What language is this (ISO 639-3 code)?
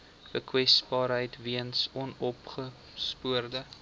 afr